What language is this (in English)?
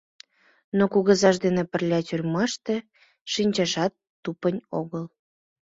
Mari